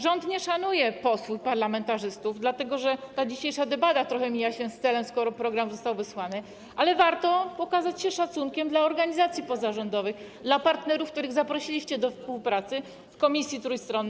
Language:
Polish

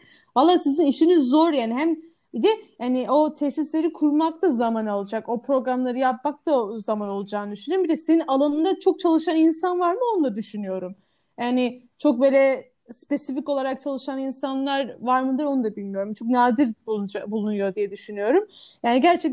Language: Turkish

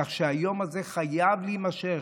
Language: Hebrew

